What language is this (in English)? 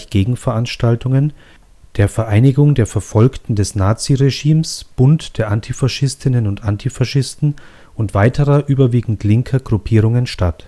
German